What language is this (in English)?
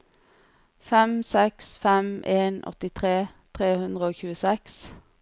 Norwegian